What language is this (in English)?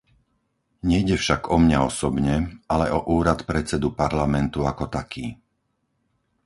Slovak